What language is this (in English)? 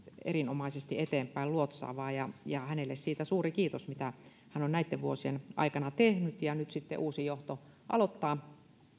Finnish